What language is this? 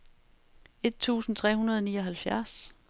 Danish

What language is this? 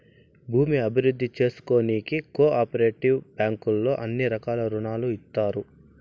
Telugu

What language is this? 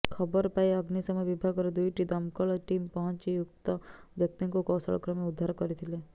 Odia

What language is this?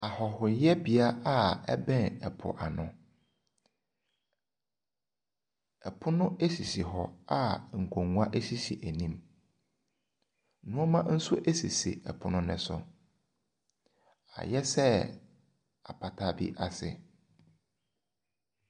Akan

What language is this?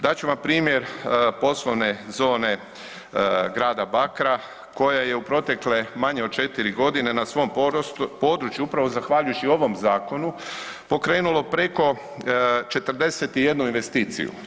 Croatian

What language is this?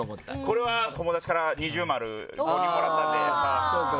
Japanese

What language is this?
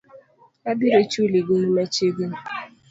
Luo (Kenya and Tanzania)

